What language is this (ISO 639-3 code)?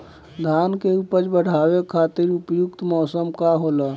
bho